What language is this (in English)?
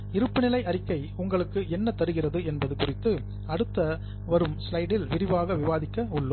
Tamil